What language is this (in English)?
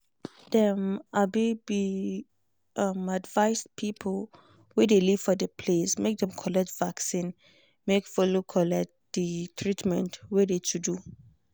Nigerian Pidgin